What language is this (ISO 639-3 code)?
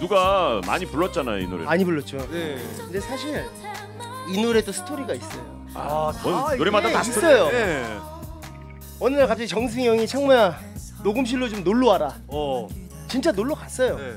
kor